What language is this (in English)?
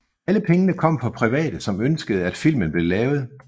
Danish